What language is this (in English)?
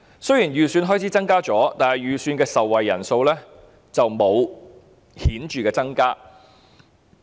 Cantonese